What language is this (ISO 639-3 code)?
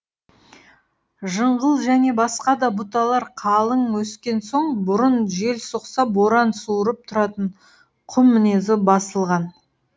kaz